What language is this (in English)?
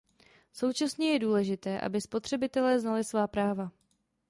Czech